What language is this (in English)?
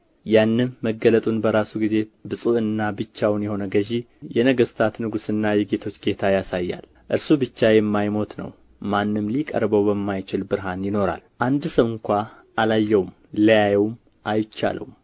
Amharic